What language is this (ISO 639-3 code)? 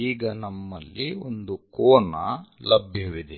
kan